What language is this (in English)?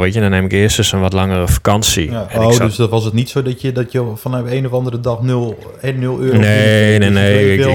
Dutch